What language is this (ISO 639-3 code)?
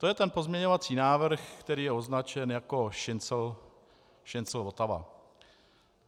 ces